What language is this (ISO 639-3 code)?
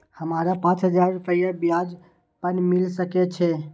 mai